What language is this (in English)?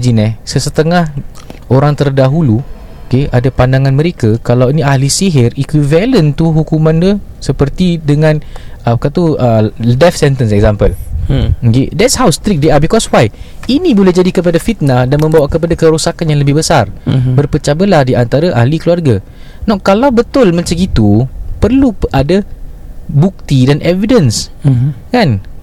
Malay